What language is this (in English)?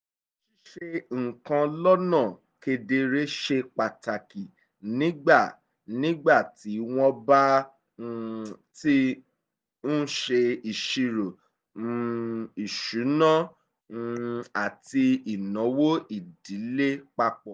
Yoruba